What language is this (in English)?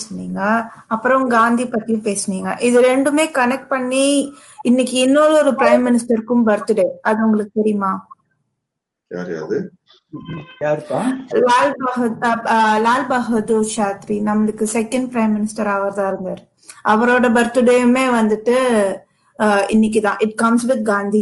Tamil